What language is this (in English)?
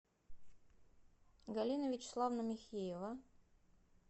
Russian